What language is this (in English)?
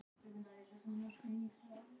Icelandic